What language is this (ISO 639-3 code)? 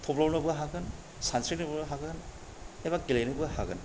brx